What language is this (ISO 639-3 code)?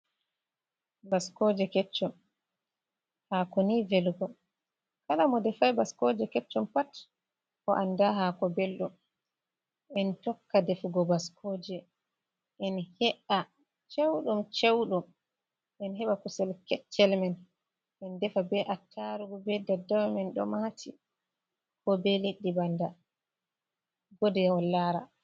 ful